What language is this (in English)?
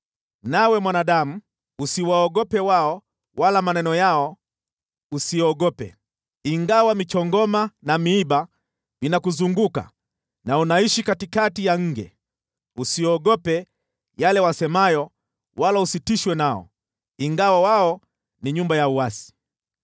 Swahili